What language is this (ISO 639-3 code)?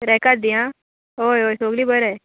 kok